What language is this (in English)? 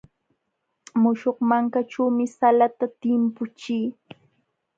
Jauja Wanca Quechua